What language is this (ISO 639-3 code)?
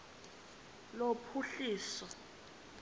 xho